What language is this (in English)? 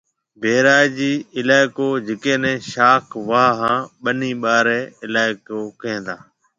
Marwari (Pakistan)